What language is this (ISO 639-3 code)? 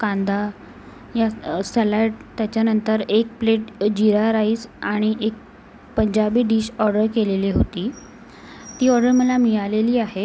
mar